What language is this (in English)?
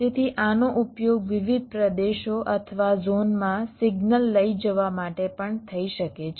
Gujarati